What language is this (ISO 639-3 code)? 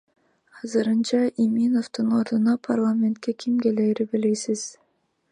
kir